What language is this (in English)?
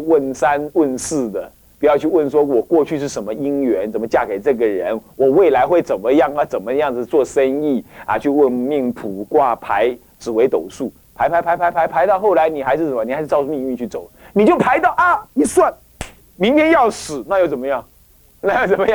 Chinese